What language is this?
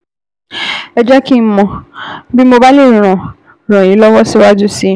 Yoruba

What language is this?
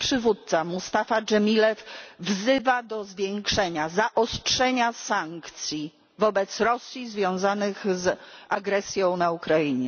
Polish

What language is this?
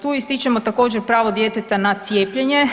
Croatian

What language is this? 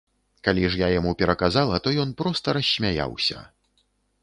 Belarusian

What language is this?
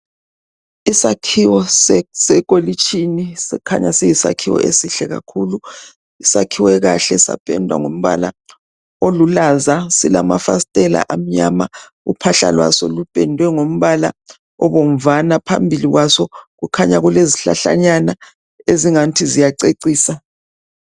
North Ndebele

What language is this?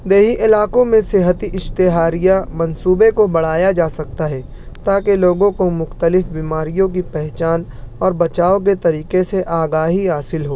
Urdu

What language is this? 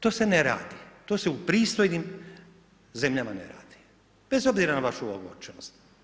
Croatian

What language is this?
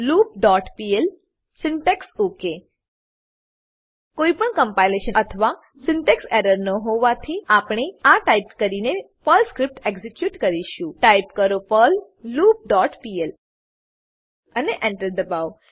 Gujarati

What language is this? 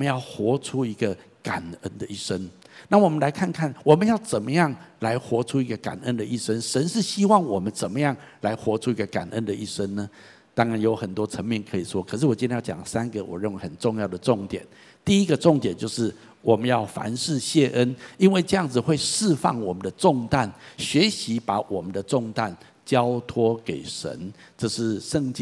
Chinese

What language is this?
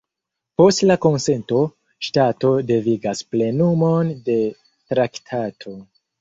Esperanto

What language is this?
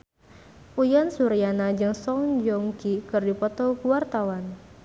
Sundanese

